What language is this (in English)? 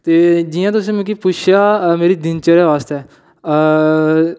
Dogri